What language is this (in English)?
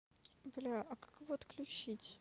Russian